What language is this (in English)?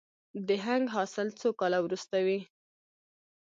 Pashto